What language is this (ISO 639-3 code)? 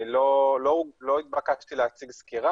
heb